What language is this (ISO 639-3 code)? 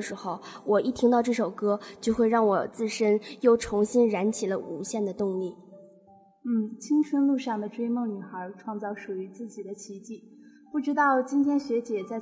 zho